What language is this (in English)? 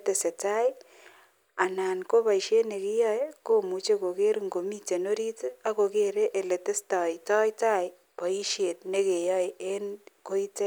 Kalenjin